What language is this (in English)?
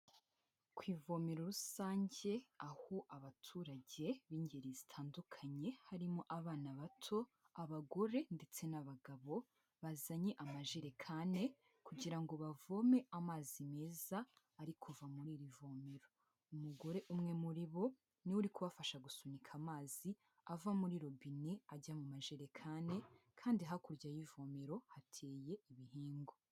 Kinyarwanda